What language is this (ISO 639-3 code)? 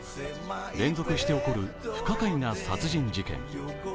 jpn